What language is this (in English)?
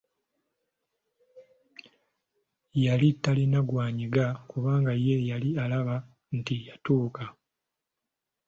Ganda